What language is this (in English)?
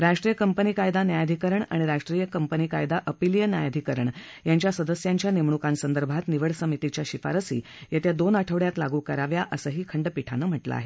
Marathi